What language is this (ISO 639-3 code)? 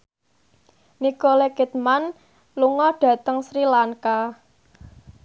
jav